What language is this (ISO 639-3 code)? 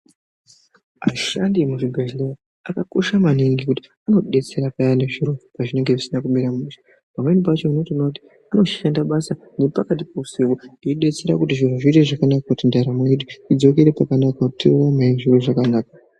ndc